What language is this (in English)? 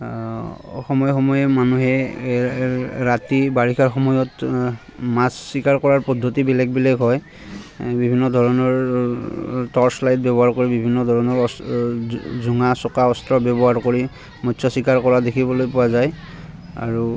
Assamese